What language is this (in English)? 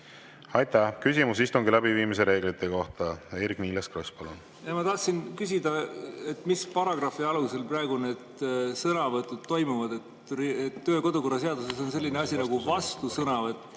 Estonian